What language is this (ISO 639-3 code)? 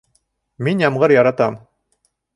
bak